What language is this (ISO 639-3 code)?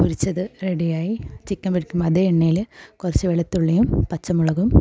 mal